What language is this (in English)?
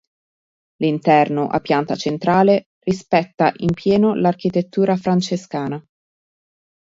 Italian